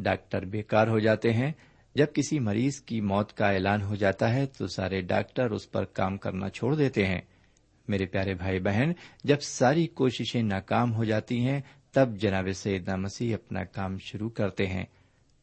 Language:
Urdu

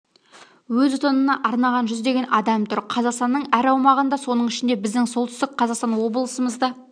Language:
Kazakh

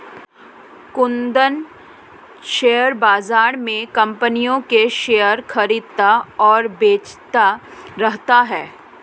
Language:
Hindi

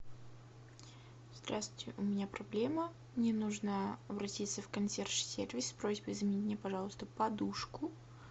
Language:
Russian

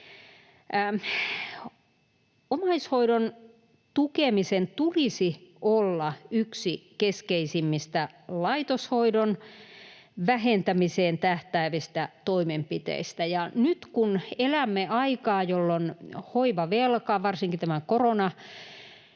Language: Finnish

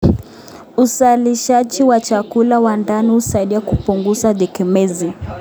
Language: Kalenjin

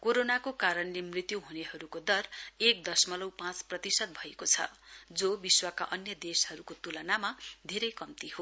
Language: Nepali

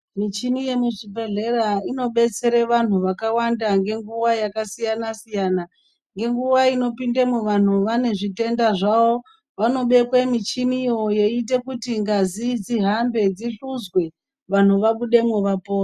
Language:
Ndau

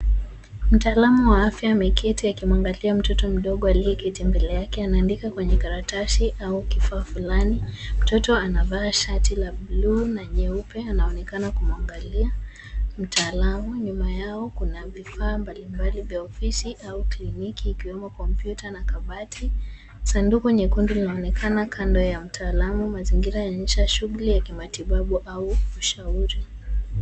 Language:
Swahili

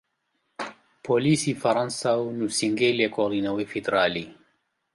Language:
Central Kurdish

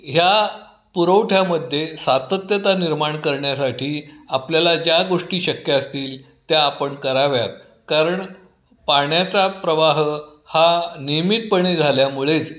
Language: Marathi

